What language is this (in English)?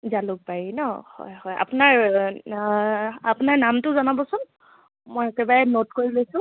Assamese